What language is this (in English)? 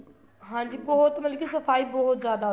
Punjabi